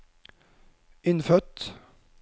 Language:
Norwegian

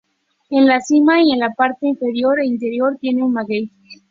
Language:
Spanish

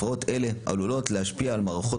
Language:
Hebrew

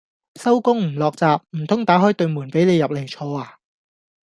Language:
Cantonese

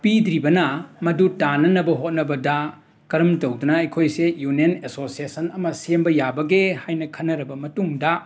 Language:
Manipuri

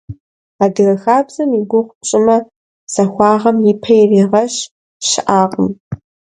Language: Kabardian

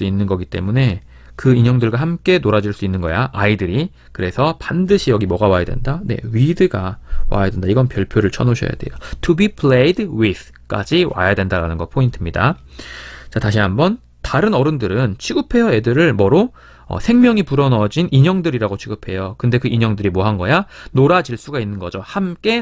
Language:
Korean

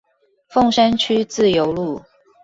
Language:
Chinese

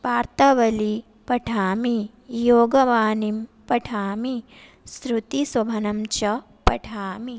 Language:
Sanskrit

